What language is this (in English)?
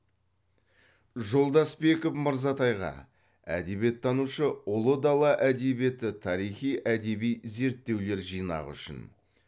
Kazakh